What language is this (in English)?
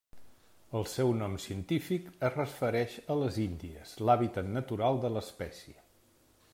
Catalan